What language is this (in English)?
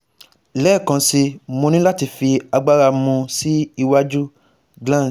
Yoruba